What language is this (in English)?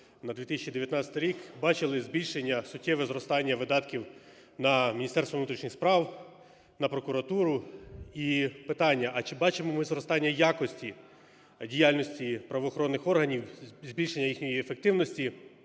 Ukrainian